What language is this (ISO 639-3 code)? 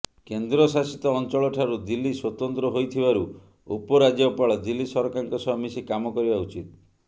ori